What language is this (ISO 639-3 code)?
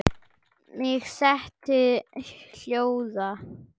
isl